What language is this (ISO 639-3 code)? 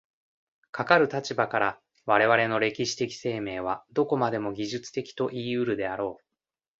jpn